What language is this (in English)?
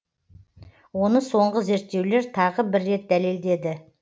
Kazakh